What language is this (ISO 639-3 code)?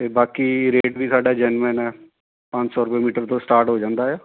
pan